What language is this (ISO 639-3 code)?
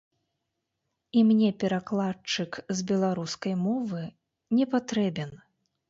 bel